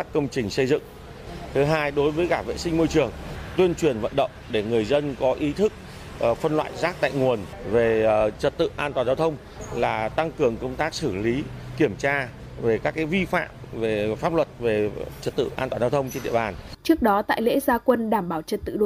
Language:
Vietnamese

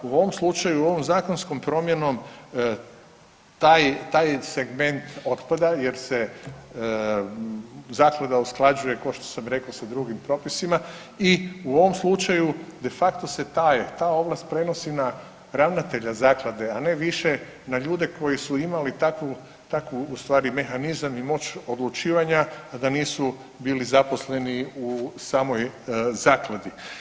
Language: Croatian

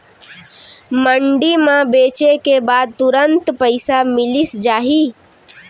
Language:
Chhattisgarhi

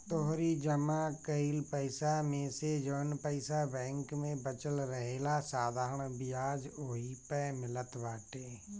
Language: Bhojpuri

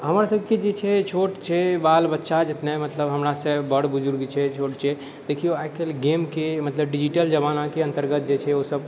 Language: Maithili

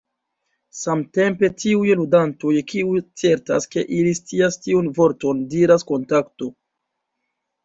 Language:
Esperanto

